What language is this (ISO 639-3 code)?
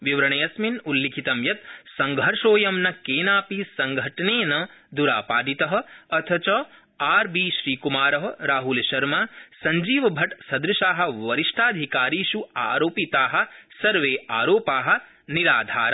san